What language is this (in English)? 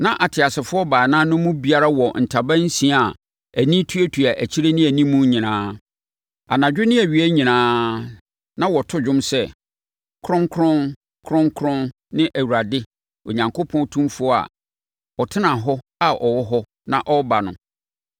Akan